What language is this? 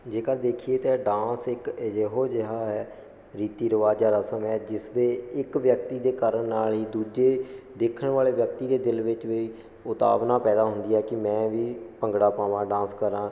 Punjabi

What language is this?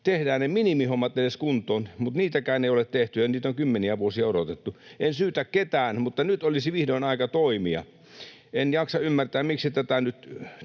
Finnish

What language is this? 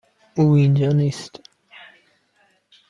Persian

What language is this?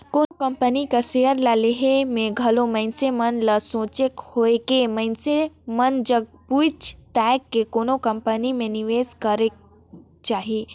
Chhattisgarhi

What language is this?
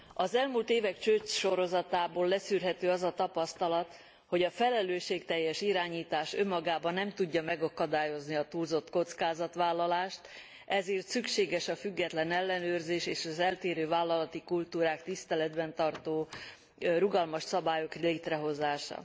Hungarian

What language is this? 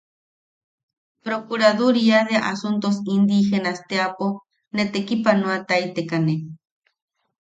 Yaqui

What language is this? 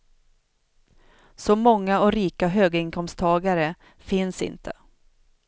Swedish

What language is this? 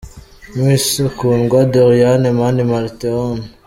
Kinyarwanda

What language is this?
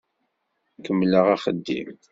Kabyle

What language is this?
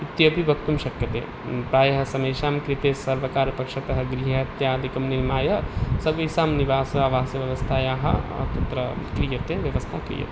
Sanskrit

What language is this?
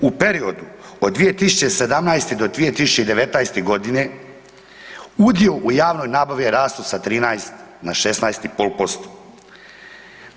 Croatian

